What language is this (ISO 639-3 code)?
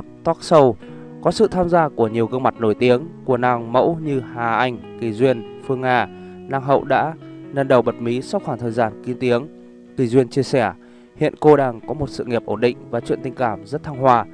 vie